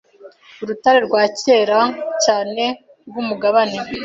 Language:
Kinyarwanda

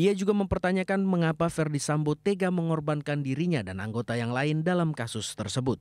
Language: Indonesian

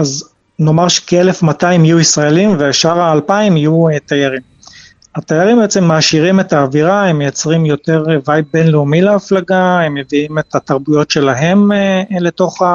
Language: Hebrew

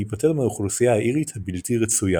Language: Hebrew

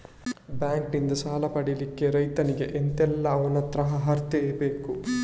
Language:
Kannada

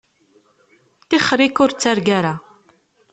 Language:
Kabyle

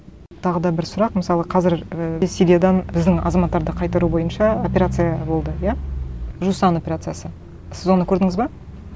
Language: Kazakh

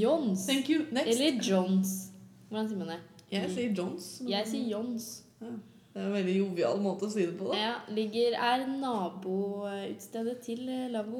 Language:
Swedish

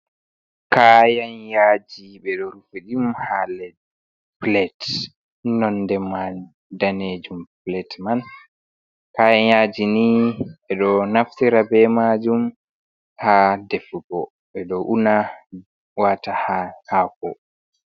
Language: Fula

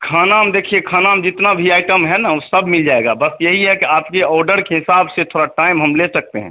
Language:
Hindi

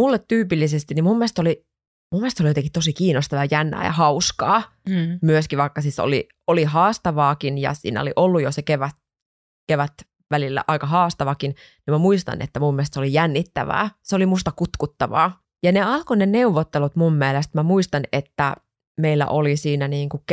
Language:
Finnish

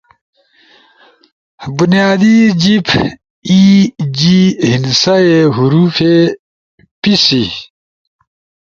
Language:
Ushojo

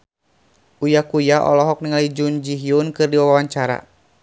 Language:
Sundanese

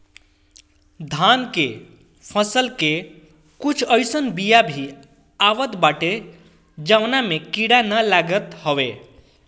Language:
Bhojpuri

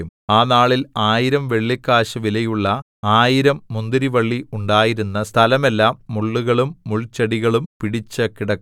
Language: Malayalam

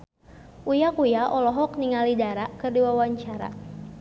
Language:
Sundanese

